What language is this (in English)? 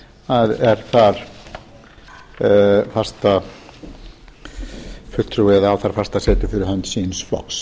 Icelandic